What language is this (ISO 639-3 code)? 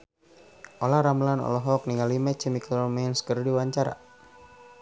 sun